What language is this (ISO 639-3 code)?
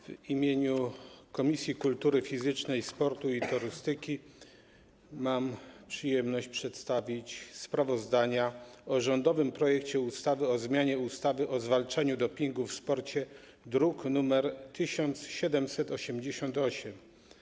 pol